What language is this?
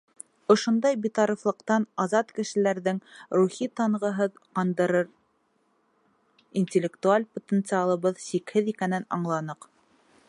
Bashkir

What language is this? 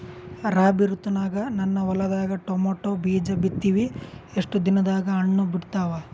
Kannada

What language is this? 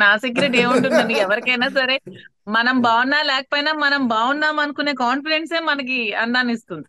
Telugu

